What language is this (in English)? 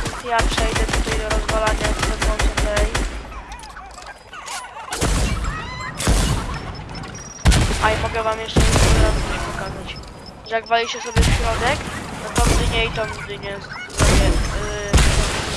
Polish